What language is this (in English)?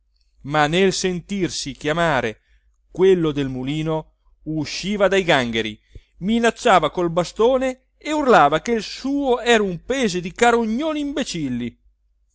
Italian